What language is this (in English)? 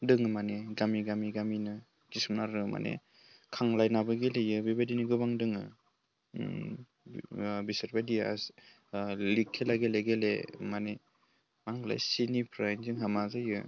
Bodo